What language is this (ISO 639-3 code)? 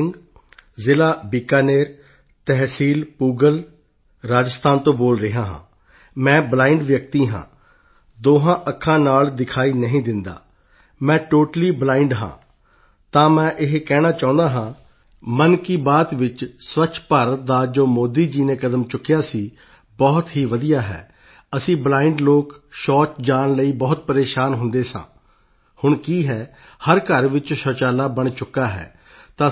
pan